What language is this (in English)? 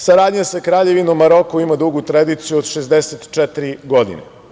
Serbian